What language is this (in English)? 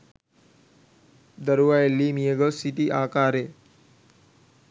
Sinhala